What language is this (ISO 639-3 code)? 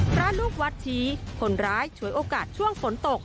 tha